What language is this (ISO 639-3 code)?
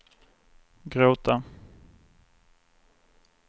swe